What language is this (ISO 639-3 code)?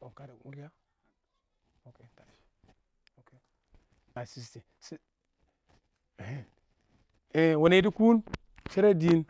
awo